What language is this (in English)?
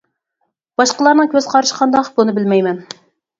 Uyghur